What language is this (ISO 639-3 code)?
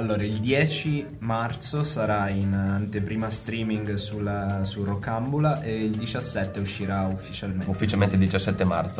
ita